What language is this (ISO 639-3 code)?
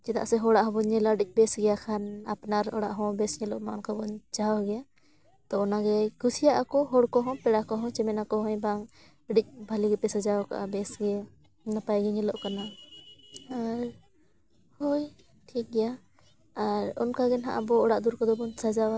sat